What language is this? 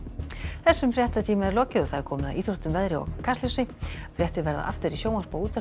Icelandic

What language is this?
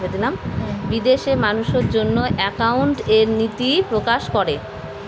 Bangla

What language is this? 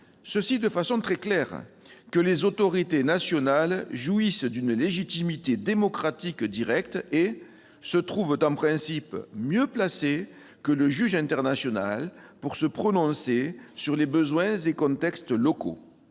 French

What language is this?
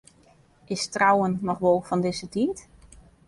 Western Frisian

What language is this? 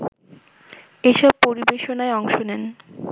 Bangla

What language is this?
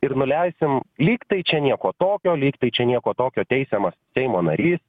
Lithuanian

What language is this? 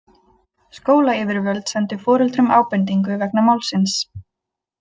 Icelandic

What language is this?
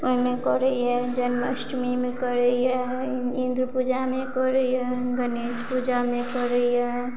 Maithili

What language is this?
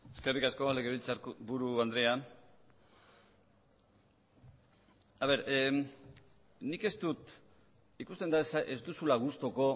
Basque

